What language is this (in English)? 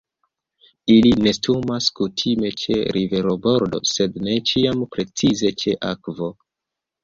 Esperanto